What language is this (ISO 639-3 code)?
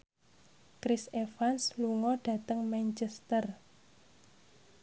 jav